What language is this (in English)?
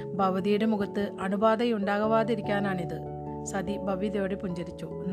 Malayalam